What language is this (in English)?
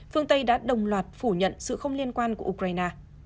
Vietnamese